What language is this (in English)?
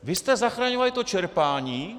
Czech